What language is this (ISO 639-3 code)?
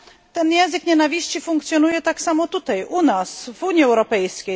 pol